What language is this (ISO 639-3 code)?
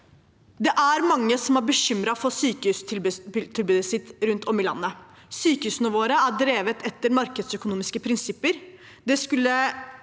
nor